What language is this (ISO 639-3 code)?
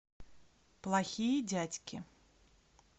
rus